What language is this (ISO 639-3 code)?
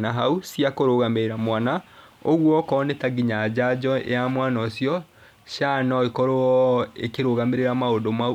kik